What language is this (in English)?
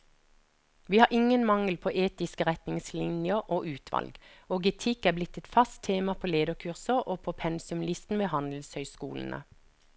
Norwegian